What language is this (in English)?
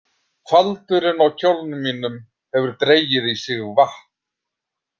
Icelandic